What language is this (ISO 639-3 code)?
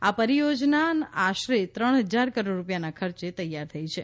guj